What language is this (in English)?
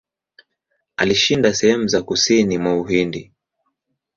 Swahili